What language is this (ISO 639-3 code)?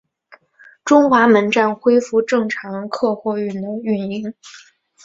zho